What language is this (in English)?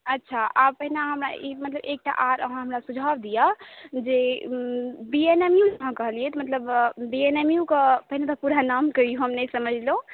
Maithili